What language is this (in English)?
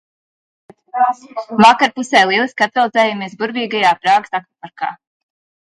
Latvian